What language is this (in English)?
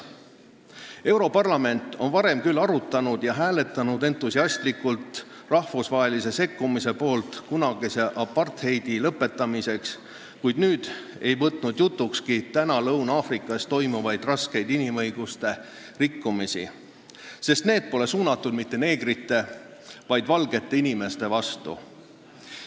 Estonian